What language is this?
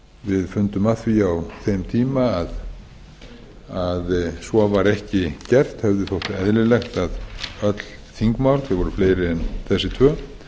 Icelandic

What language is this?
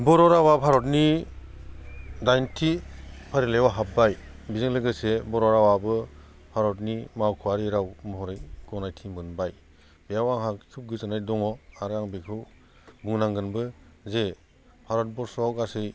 Bodo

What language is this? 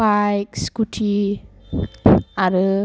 Bodo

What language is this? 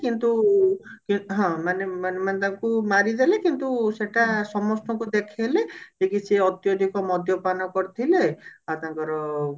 Odia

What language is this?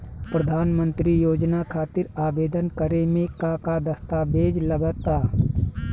Bhojpuri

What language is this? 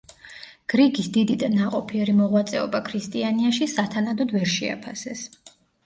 Georgian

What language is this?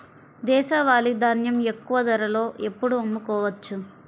Telugu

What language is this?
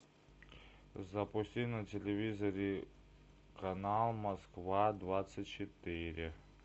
Russian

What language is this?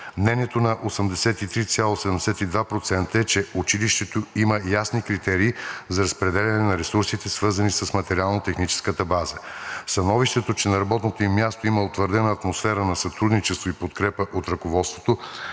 Bulgarian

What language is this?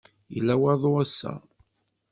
Kabyle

